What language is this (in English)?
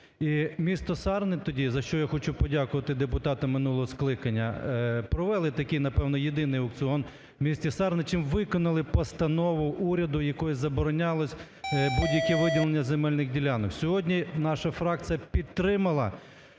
Ukrainian